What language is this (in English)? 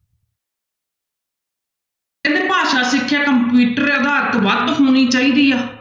Punjabi